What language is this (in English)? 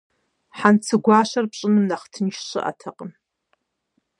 Kabardian